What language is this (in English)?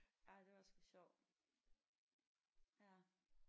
Danish